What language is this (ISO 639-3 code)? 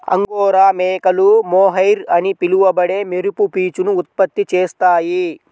tel